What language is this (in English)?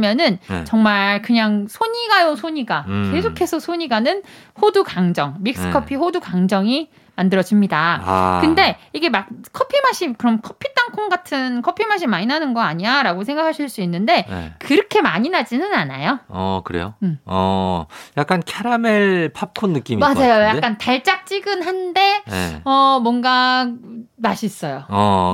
Korean